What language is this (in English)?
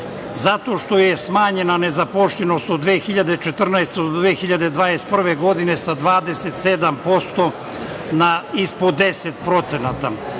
Serbian